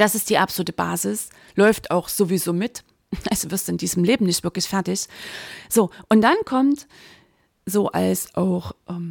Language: German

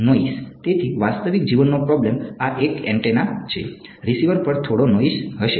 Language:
Gujarati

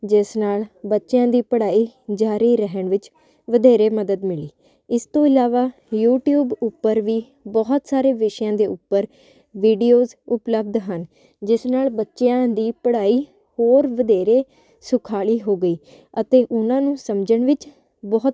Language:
Punjabi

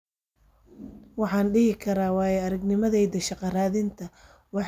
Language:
Somali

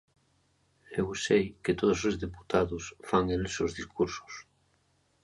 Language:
Galician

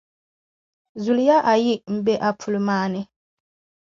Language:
Dagbani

